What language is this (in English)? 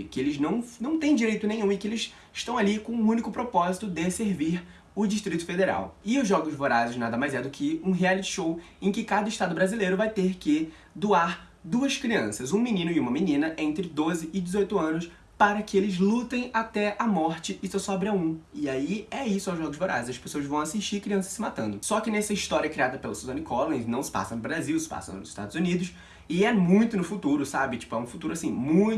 Portuguese